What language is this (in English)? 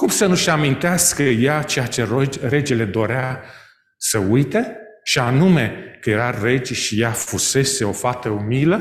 Romanian